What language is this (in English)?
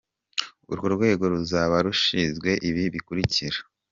Kinyarwanda